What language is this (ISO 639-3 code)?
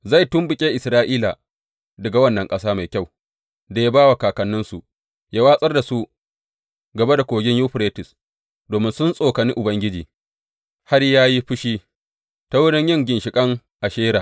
hau